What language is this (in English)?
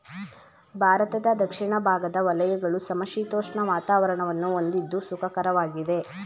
Kannada